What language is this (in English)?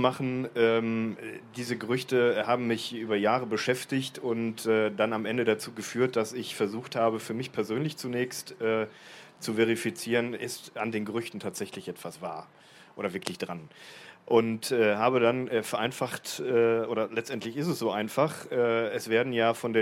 German